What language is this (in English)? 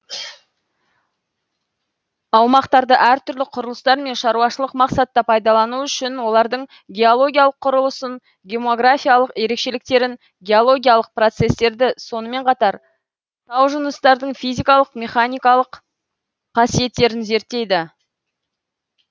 Kazakh